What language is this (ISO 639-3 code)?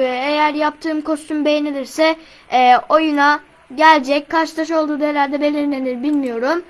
tur